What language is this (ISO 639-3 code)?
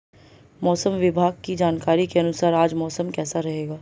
hin